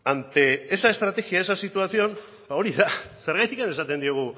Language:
Basque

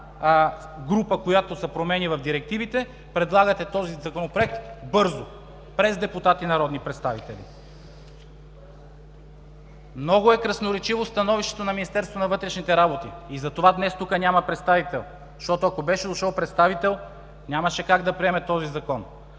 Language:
Bulgarian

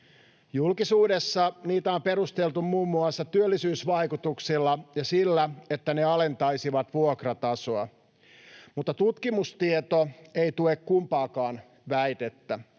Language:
Finnish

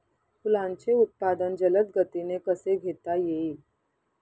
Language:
Marathi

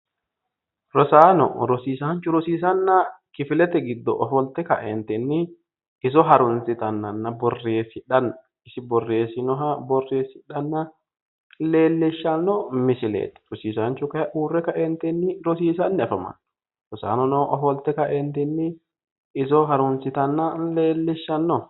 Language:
Sidamo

